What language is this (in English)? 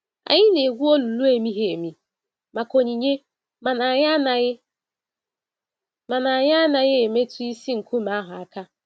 Igbo